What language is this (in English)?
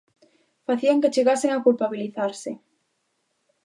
Galician